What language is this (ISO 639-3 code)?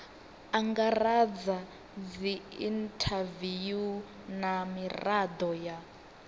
ven